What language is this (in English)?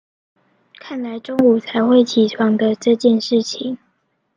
Chinese